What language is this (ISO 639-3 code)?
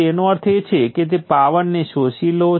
guj